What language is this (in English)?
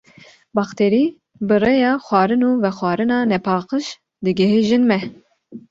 Kurdish